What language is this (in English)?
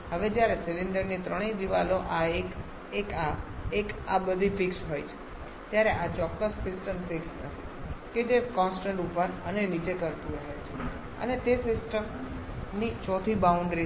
Gujarati